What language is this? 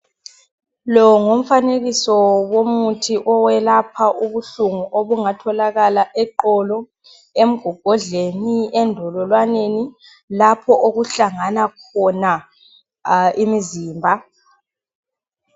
North Ndebele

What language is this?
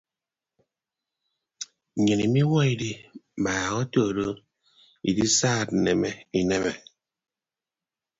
Ibibio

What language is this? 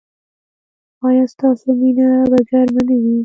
Pashto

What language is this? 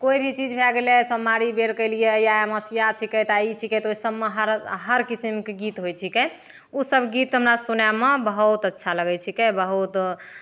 Maithili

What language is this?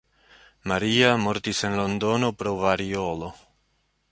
Esperanto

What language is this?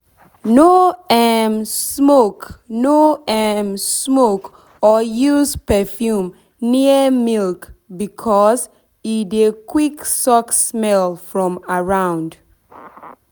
Nigerian Pidgin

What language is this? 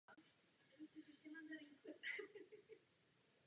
Czech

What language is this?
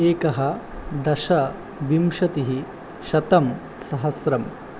Sanskrit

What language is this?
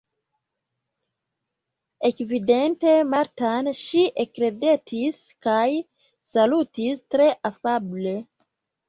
Esperanto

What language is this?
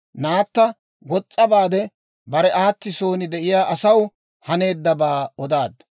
Dawro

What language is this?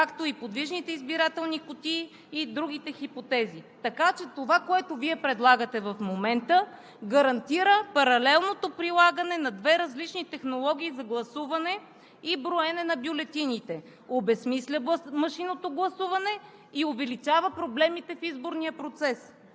Bulgarian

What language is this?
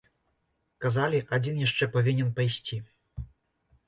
Belarusian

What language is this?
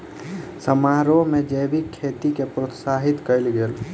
Maithili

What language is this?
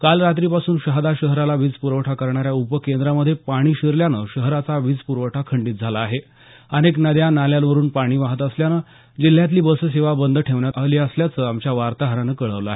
Marathi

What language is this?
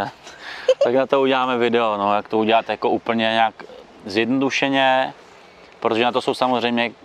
Czech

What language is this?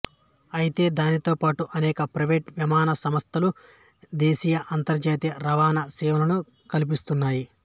Telugu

